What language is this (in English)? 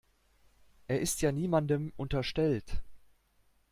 German